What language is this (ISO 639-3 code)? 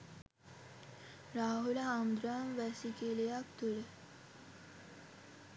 sin